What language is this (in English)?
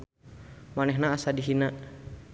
Sundanese